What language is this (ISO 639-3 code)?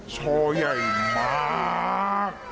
tha